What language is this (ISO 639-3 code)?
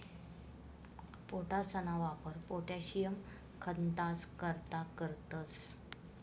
mar